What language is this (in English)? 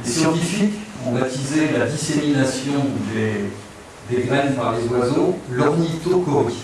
French